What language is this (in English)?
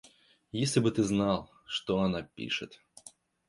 Russian